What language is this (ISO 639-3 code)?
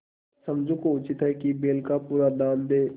hin